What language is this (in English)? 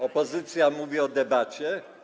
Polish